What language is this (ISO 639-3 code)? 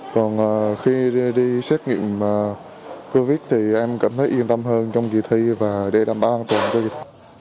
vie